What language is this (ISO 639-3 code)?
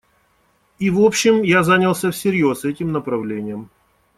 rus